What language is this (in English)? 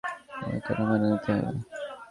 Bangla